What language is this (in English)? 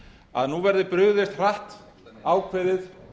Icelandic